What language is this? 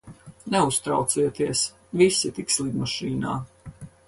Latvian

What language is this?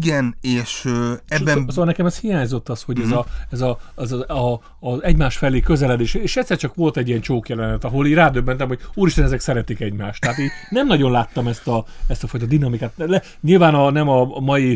Hungarian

